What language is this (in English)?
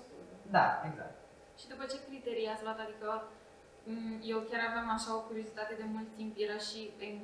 Romanian